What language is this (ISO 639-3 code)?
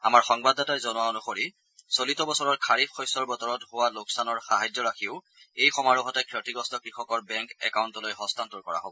asm